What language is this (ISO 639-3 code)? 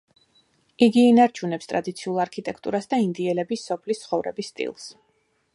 kat